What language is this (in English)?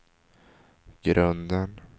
Swedish